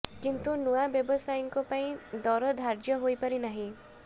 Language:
Odia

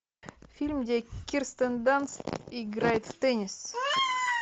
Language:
Russian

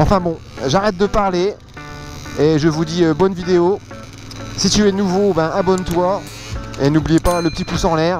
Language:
French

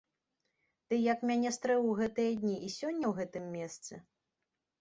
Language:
Belarusian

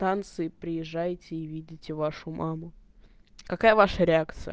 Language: Russian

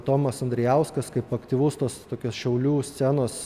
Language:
Lithuanian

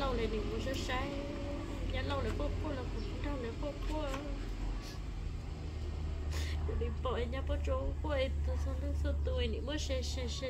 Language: Vietnamese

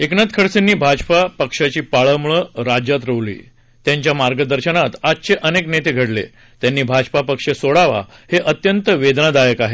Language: Marathi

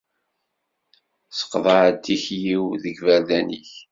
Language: Kabyle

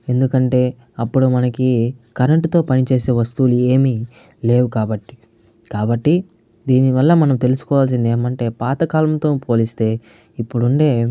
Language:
Telugu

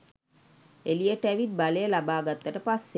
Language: Sinhala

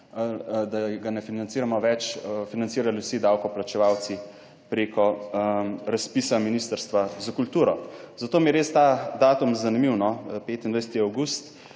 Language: Slovenian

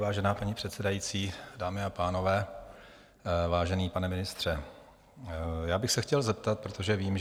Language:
Czech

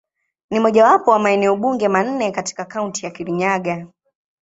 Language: Swahili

